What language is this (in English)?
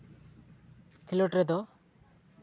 Santali